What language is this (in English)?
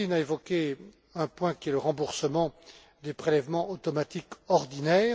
French